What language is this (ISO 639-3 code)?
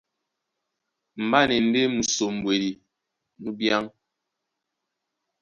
dua